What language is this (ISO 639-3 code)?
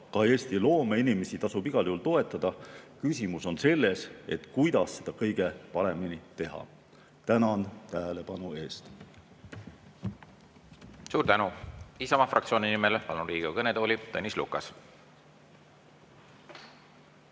est